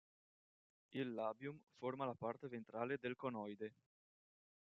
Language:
Italian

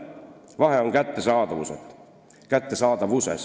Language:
Estonian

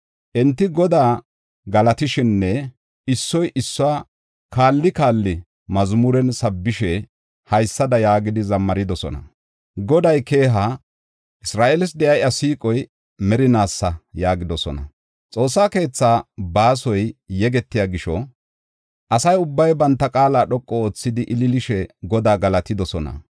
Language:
Gofa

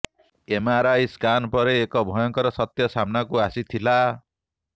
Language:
Odia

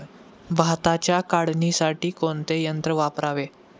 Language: Marathi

